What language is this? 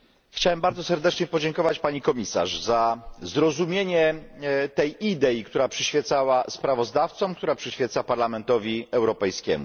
Polish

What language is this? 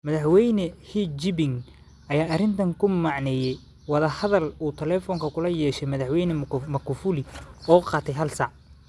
Somali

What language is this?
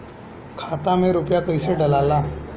Bhojpuri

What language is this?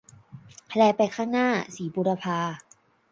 Thai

